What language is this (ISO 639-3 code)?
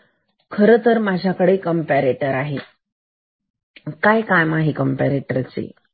mar